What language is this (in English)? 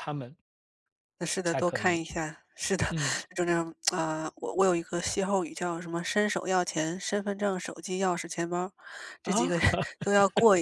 Chinese